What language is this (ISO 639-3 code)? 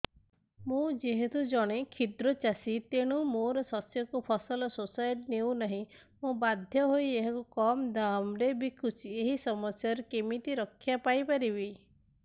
ori